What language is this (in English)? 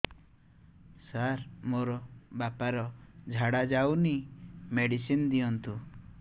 Odia